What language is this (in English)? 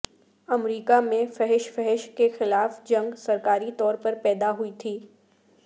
Urdu